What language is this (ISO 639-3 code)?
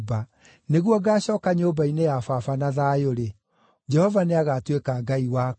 kik